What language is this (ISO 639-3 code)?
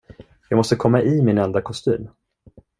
swe